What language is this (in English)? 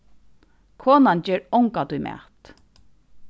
Faroese